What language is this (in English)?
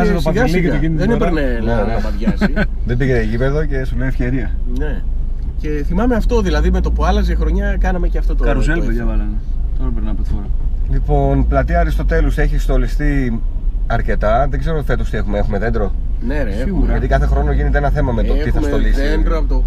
Greek